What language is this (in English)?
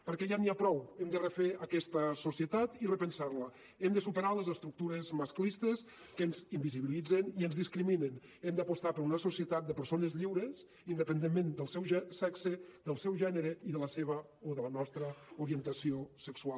Catalan